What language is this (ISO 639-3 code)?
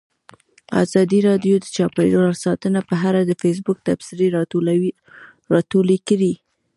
pus